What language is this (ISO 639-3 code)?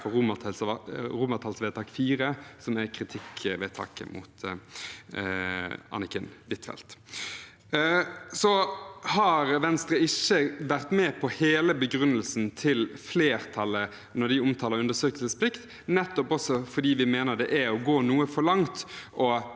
nor